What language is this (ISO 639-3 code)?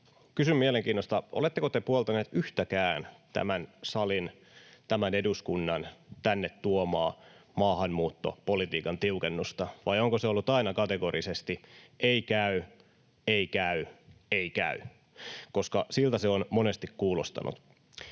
fin